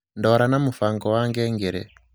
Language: Kikuyu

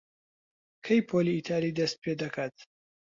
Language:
Central Kurdish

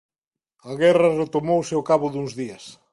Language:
Galician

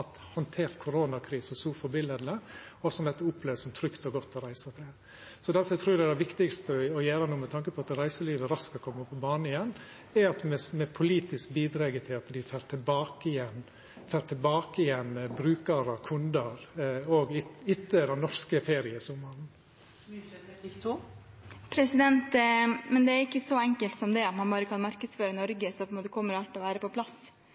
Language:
Norwegian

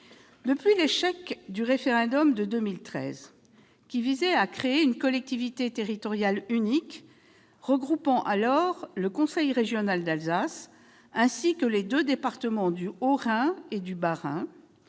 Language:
French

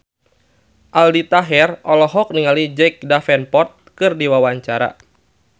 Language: Sundanese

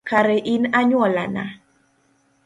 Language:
Luo (Kenya and Tanzania)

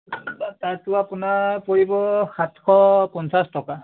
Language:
Assamese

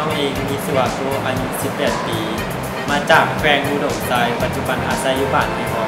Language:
Thai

